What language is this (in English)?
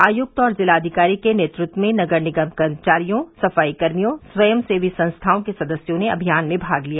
Hindi